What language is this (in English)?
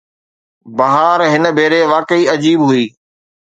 Sindhi